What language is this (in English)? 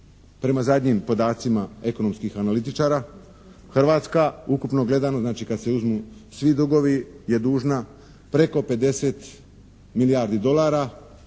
Croatian